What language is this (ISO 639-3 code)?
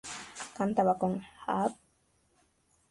spa